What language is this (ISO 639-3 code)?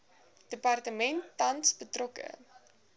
afr